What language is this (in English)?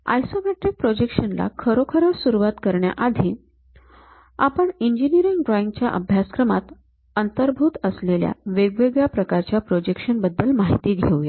Marathi